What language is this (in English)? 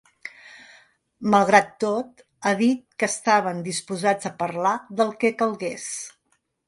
Catalan